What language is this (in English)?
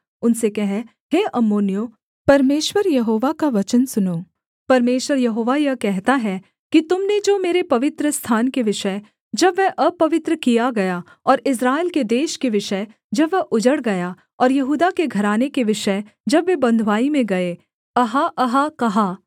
Hindi